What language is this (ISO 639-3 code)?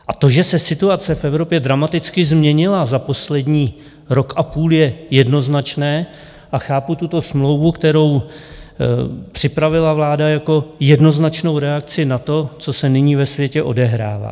ces